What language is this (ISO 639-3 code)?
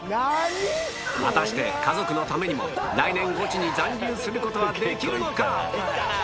jpn